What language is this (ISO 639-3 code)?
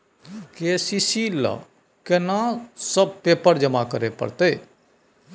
mai